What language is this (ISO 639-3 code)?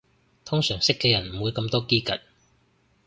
yue